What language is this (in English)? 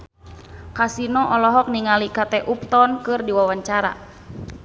Sundanese